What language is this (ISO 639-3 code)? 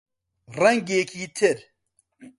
ckb